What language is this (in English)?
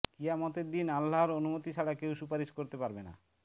Bangla